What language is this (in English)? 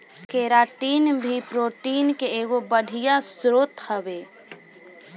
Bhojpuri